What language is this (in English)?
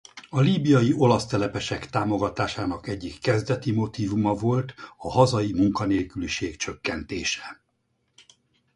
Hungarian